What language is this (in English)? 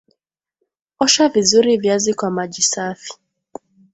Swahili